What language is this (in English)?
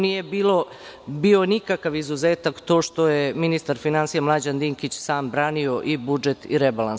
Serbian